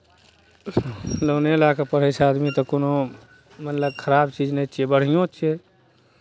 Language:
Maithili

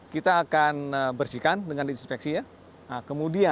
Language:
Indonesian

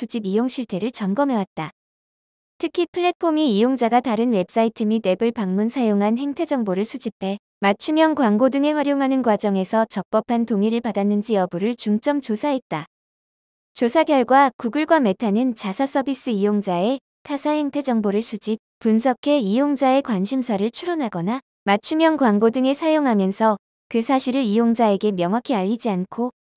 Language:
Korean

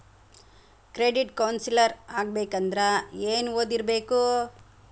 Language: Kannada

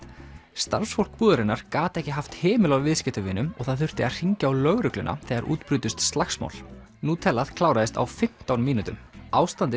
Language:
Icelandic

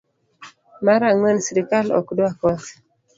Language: Luo (Kenya and Tanzania)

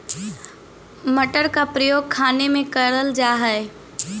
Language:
Magahi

